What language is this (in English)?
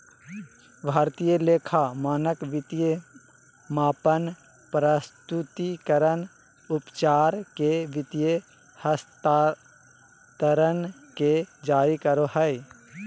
Magahi